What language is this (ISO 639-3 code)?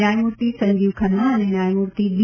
guj